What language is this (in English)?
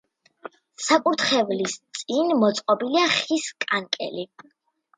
Georgian